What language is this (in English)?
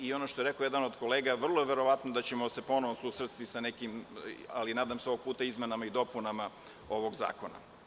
Serbian